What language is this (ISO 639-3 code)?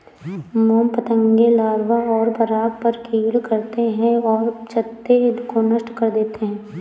hin